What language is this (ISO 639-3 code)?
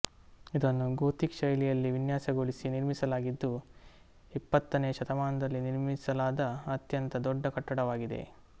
kan